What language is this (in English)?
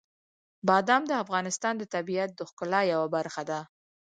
Pashto